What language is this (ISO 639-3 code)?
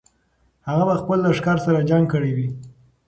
pus